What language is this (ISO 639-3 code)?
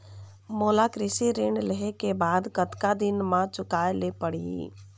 hne